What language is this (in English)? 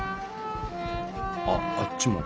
Japanese